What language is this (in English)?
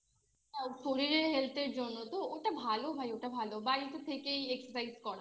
Bangla